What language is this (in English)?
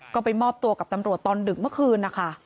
Thai